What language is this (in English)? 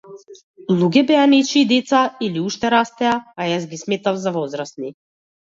Macedonian